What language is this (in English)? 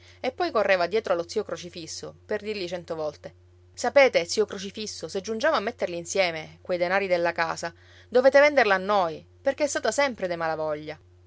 Italian